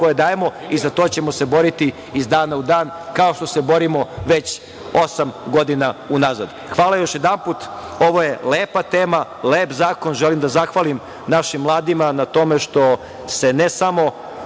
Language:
Serbian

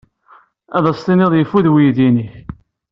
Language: Kabyle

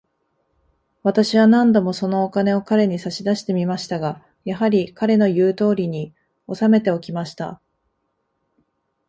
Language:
Japanese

